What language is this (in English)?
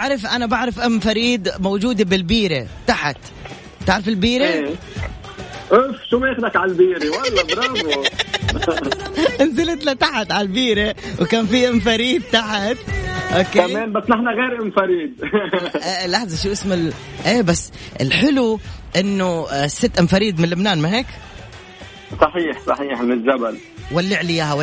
Arabic